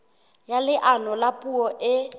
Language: Southern Sotho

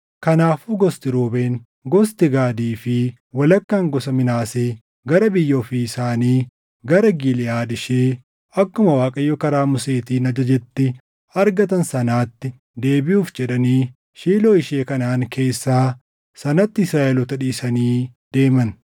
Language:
Oromo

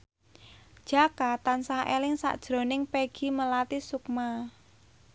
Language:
Javanese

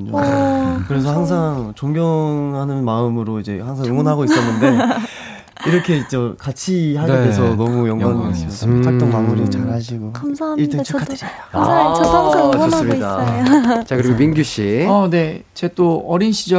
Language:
Korean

